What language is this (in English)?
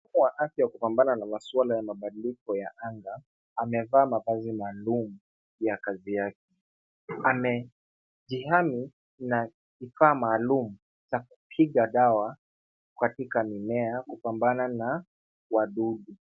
Swahili